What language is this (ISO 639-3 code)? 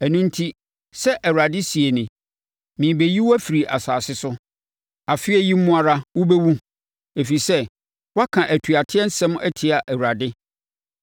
aka